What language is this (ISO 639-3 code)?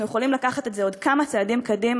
heb